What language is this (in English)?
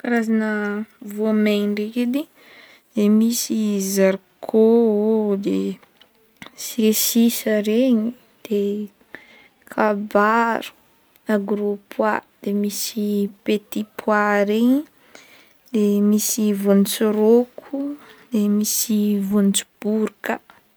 Northern Betsimisaraka Malagasy